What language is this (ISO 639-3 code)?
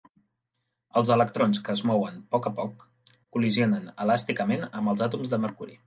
cat